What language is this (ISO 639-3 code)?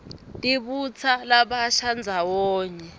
ssw